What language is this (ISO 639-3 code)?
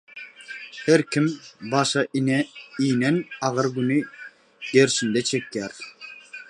tuk